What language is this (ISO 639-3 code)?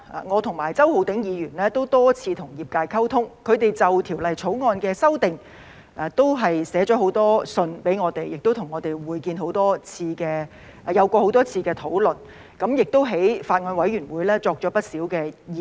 yue